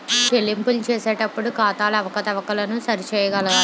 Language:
Telugu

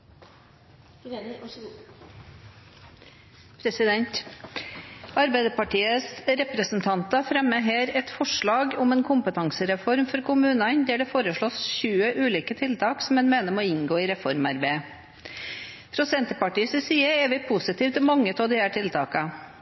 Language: Norwegian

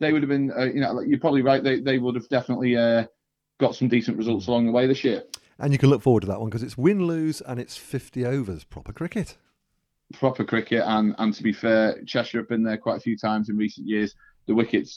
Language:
English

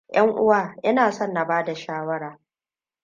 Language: Hausa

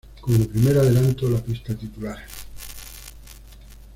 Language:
Spanish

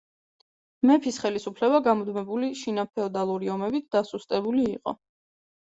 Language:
Georgian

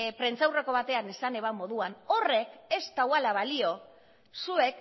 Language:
Basque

